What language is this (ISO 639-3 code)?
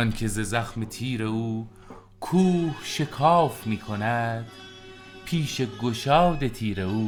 fas